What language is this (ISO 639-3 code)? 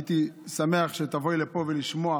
heb